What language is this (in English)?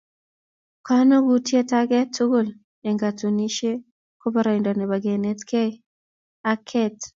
Kalenjin